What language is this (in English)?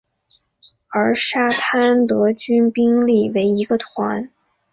Chinese